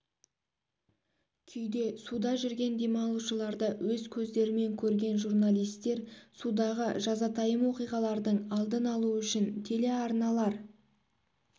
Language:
Kazakh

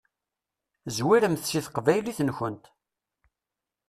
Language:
Kabyle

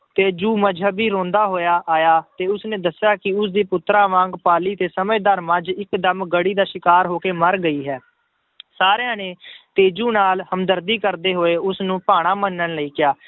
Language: Punjabi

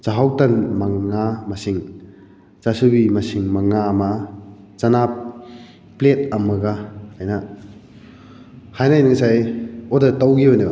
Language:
Manipuri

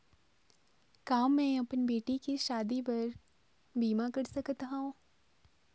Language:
Chhattisgarhi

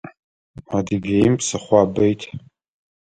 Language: Adyghe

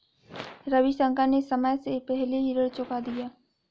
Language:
Hindi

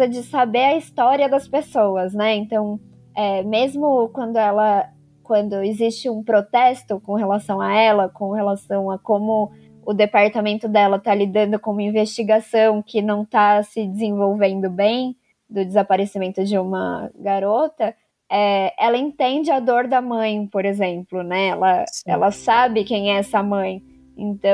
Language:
Portuguese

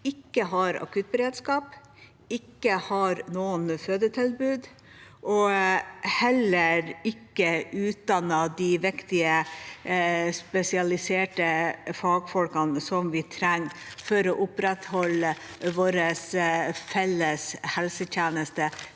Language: Norwegian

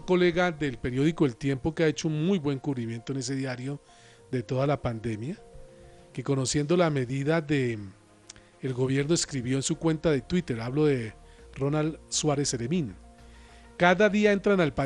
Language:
Spanish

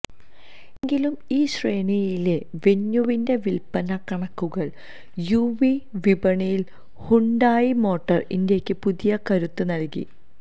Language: Malayalam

